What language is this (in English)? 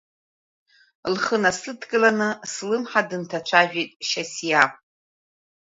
Abkhazian